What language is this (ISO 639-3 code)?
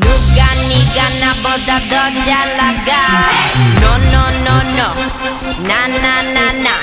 ell